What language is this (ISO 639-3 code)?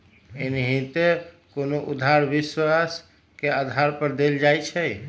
mag